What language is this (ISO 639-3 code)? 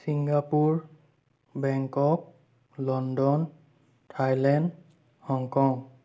asm